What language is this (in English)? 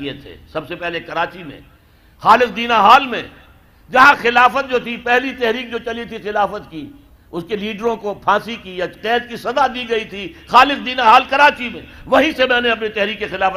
Urdu